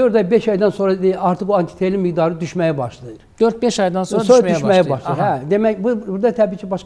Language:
Turkish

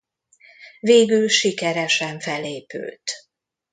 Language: Hungarian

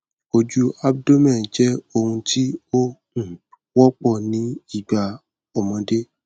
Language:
Yoruba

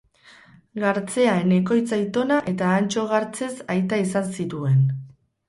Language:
Basque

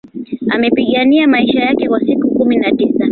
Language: Swahili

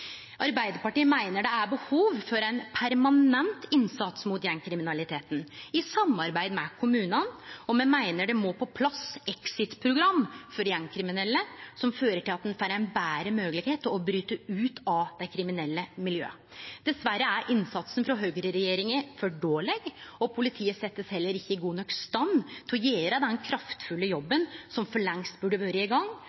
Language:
Norwegian Nynorsk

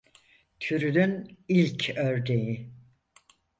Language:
Turkish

